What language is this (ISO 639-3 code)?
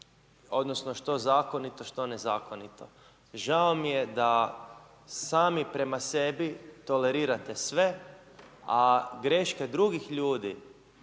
hrv